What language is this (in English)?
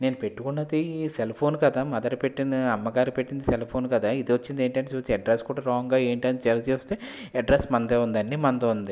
Telugu